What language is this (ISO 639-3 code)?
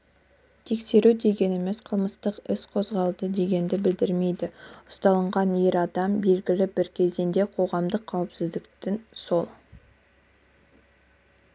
kaz